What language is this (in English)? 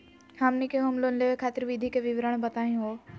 Magahi